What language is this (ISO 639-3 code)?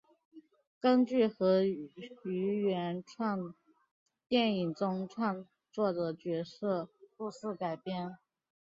zho